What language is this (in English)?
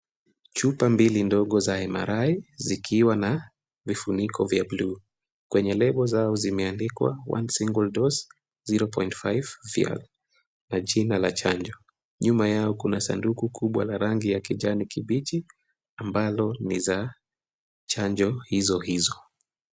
Swahili